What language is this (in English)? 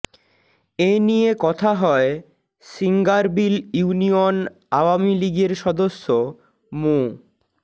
Bangla